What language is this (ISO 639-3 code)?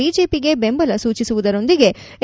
kan